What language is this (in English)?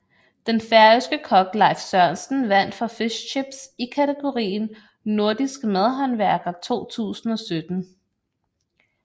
Danish